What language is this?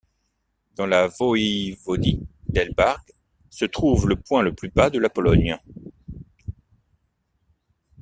French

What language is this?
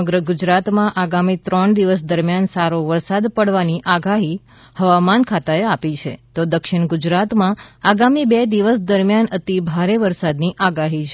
Gujarati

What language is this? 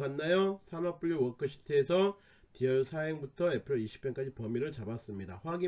Korean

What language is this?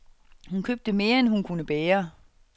Danish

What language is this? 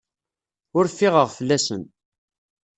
Kabyle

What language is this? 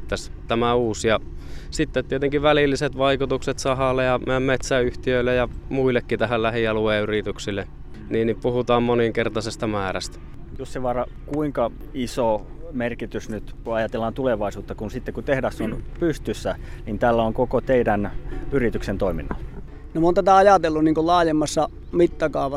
Finnish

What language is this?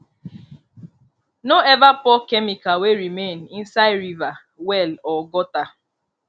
Nigerian Pidgin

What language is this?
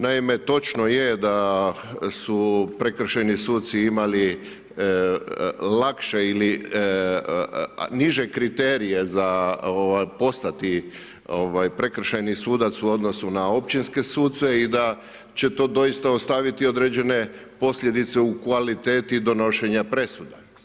Croatian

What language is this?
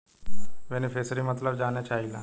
Bhojpuri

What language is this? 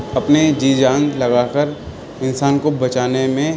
Urdu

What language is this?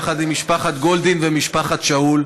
Hebrew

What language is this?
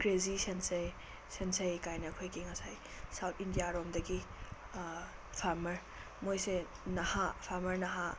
Manipuri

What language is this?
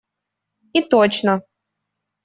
Russian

